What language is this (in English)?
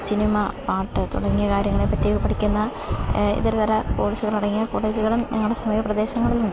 Malayalam